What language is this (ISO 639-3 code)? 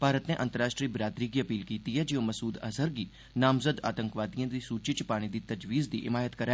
doi